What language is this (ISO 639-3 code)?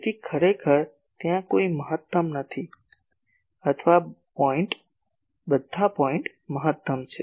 guj